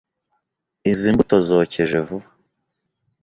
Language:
Kinyarwanda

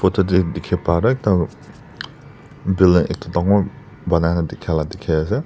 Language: Naga Pidgin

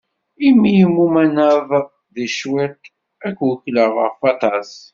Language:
Kabyle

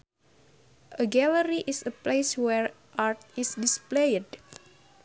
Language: Sundanese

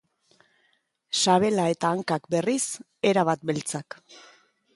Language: Basque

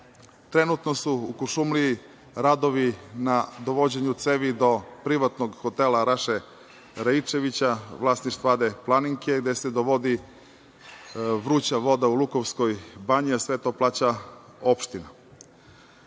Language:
Serbian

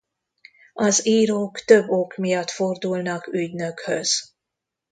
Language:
Hungarian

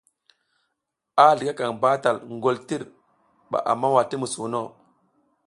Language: South Giziga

